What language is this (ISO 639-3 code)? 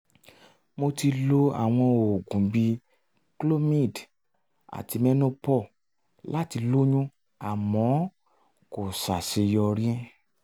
yor